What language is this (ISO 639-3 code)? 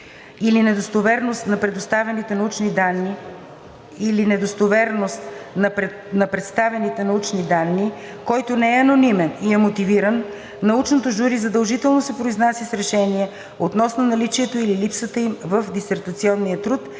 bul